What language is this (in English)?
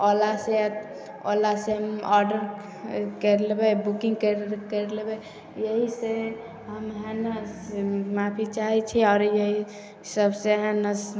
Maithili